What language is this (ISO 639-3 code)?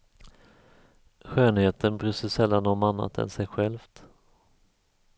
swe